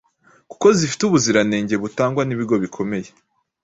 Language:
Kinyarwanda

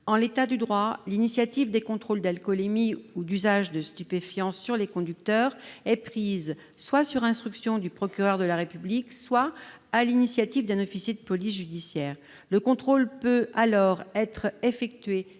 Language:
French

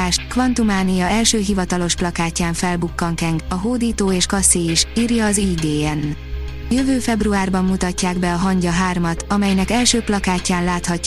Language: Hungarian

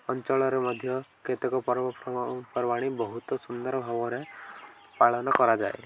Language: Odia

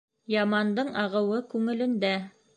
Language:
Bashkir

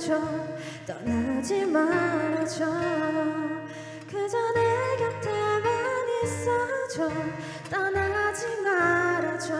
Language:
Korean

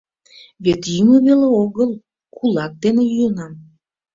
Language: Mari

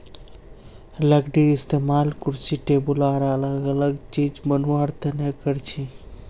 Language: Magahi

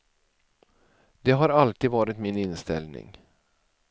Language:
Swedish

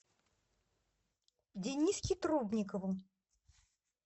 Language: Russian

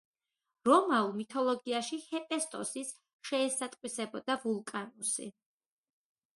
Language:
Georgian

